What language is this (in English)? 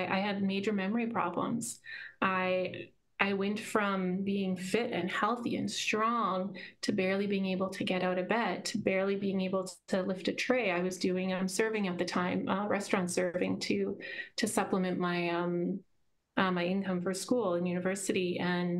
English